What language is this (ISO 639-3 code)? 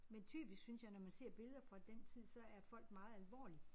dan